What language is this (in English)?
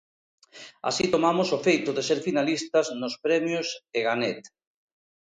Galician